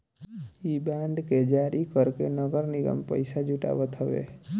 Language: Bhojpuri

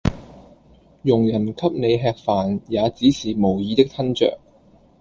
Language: Cantonese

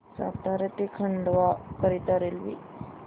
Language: Marathi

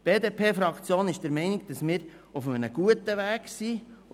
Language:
Swiss German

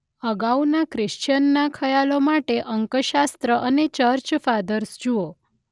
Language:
Gujarati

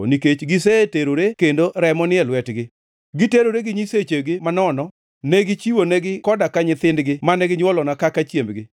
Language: Luo (Kenya and Tanzania)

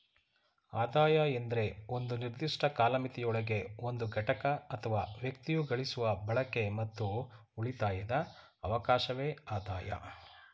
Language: Kannada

